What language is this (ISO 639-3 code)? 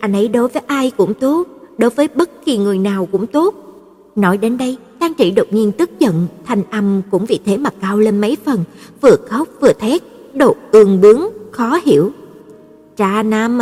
vie